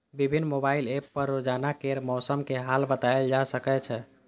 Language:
Maithili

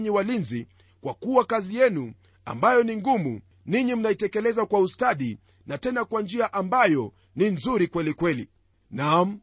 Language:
Swahili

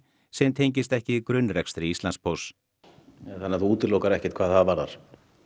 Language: Icelandic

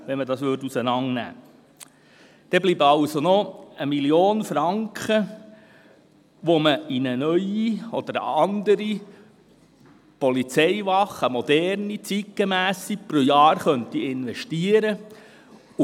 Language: Swiss German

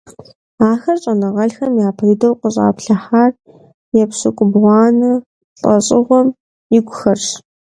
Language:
Kabardian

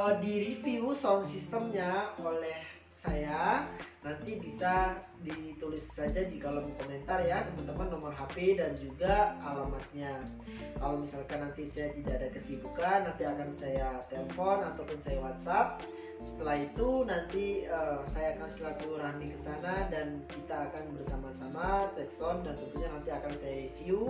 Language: Indonesian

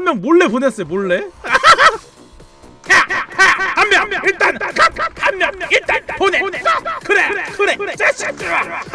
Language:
Korean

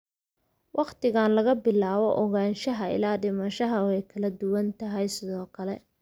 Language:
Somali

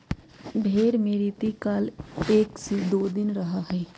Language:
Magahi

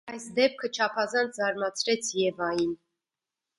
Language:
Armenian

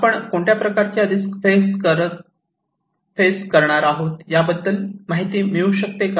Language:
Marathi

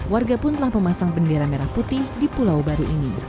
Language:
Indonesian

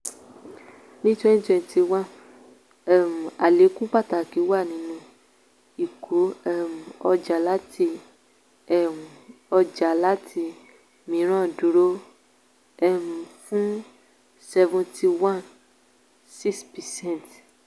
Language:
Yoruba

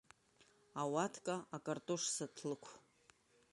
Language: Abkhazian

